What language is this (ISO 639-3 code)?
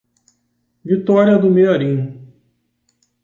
por